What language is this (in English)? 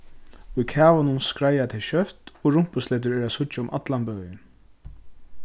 Faroese